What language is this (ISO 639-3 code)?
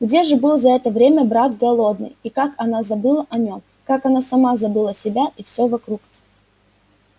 rus